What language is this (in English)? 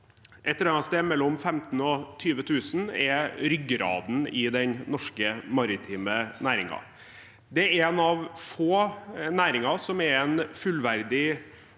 Norwegian